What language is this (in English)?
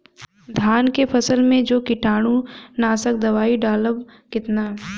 Bhojpuri